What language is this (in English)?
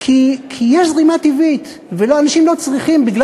Hebrew